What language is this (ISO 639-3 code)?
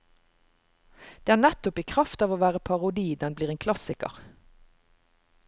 nor